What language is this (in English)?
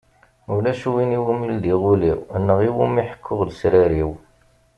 Kabyle